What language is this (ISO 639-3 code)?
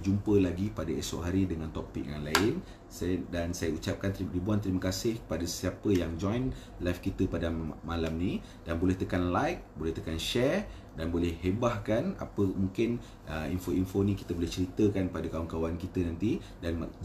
msa